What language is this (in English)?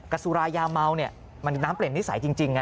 Thai